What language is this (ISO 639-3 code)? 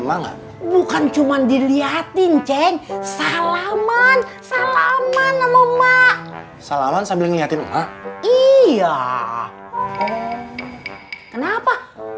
ind